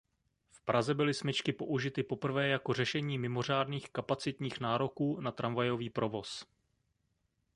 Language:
Czech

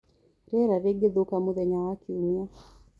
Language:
Kikuyu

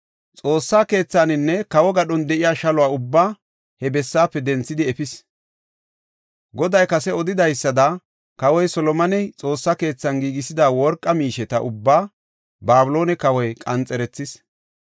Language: Gofa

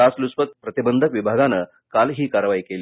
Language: Marathi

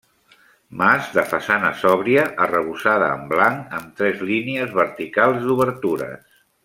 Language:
Catalan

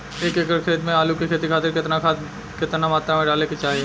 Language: Bhojpuri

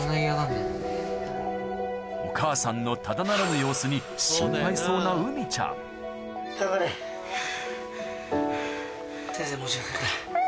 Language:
Japanese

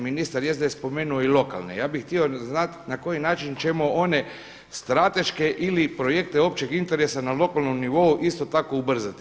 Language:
Croatian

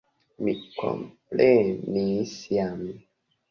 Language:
Esperanto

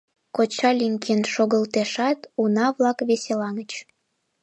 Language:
Mari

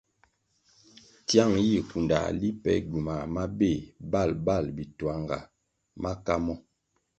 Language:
Kwasio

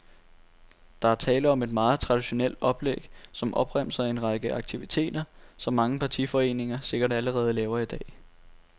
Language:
Danish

